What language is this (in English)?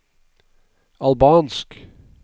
Norwegian